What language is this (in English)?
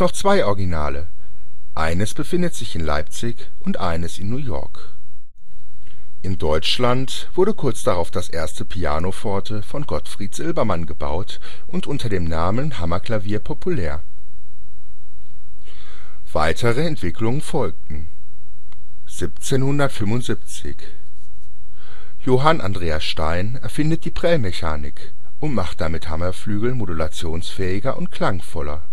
German